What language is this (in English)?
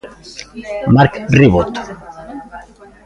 Galician